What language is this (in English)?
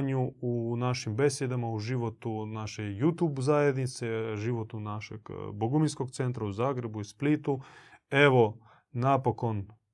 Croatian